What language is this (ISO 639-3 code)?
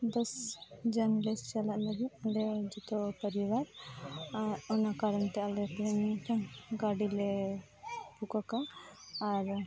sat